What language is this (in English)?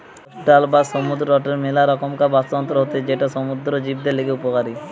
Bangla